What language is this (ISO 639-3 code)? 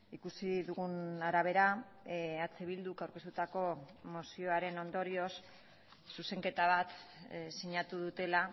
eus